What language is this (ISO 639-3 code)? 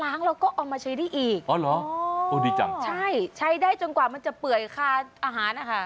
tha